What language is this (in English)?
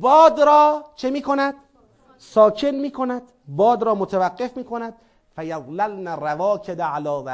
Persian